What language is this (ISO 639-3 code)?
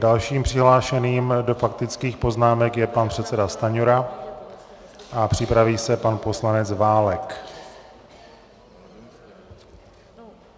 ces